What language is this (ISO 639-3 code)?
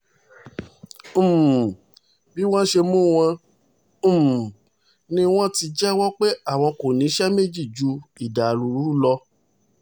yor